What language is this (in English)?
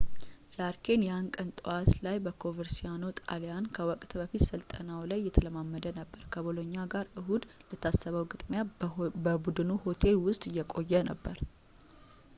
Amharic